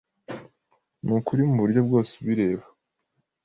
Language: Kinyarwanda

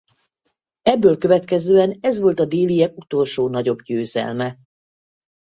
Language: Hungarian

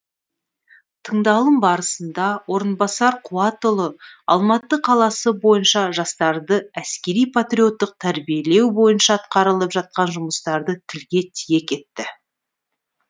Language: Kazakh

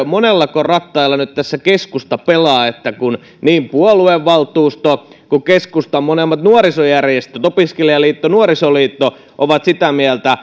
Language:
Finnish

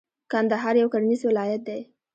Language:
Pashto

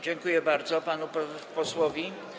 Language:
Polish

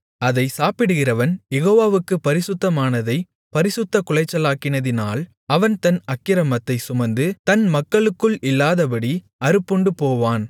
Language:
Tamil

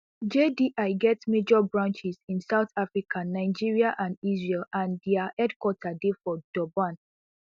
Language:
Nigerian Pidgin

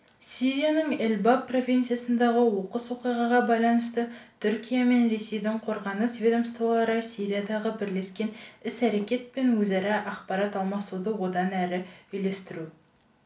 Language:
Kazakh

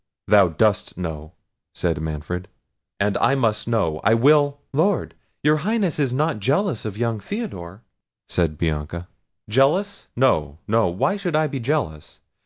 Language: English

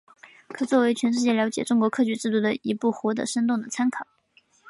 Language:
Chinese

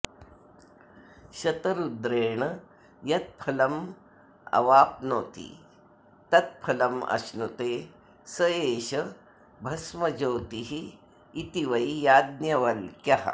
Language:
Sanskrit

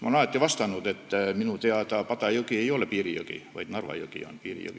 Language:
Estonian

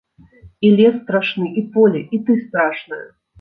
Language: Belarusian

